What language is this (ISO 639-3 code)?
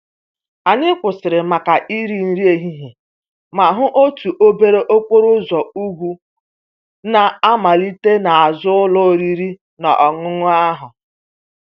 ibo